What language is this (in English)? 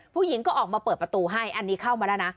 Thai